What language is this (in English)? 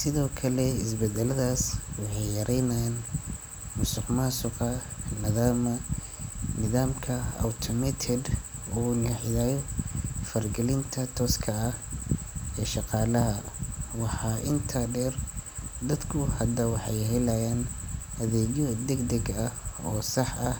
Somali